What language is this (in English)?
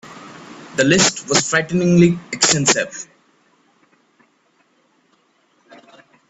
English